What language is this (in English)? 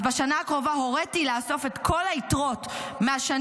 Hebrew